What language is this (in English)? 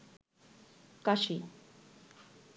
Bangla